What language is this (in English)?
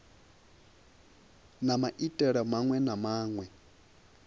Venda